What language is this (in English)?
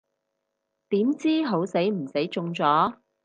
Cantonese